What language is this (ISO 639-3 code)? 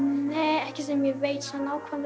isl